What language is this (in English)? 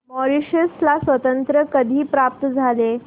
Marathi